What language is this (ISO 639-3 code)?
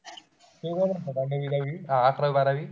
mar